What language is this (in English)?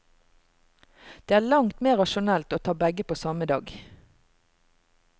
Norwegian